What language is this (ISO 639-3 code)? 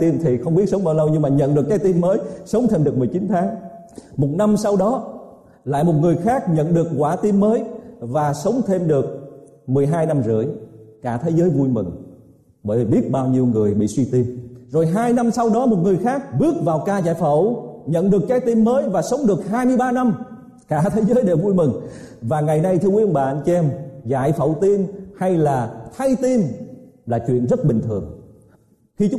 vie